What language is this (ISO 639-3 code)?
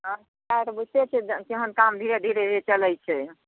mai